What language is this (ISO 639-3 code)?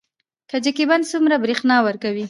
pus